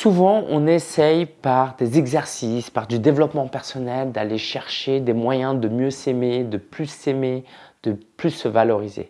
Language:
French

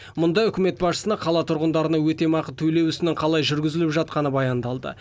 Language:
Kazakh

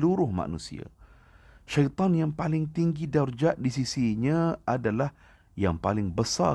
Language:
Malay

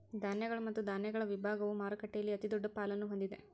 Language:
Kannada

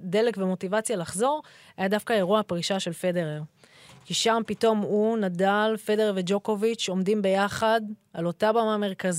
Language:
Hebrew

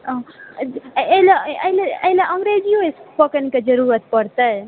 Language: Maithili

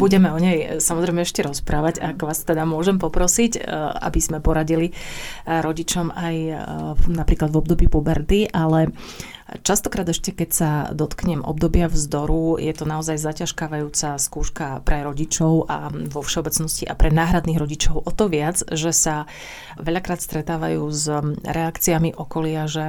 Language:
Slovak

